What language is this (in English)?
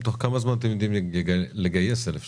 Hebrew